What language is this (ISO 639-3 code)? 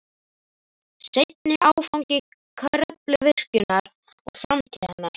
isl